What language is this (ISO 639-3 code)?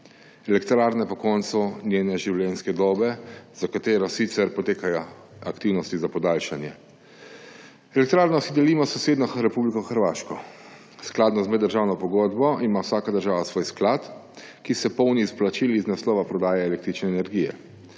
slv